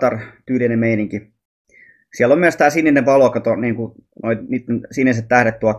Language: Finnish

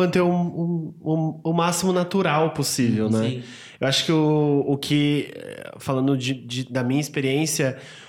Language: Portuguese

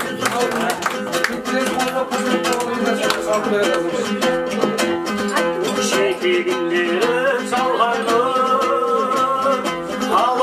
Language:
Turkish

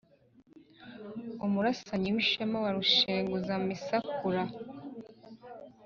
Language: Kinyarwanda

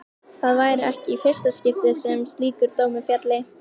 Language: Icelandic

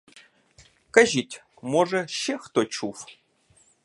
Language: Ukrainian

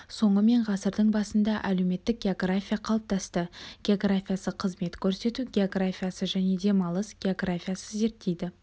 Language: Kazakh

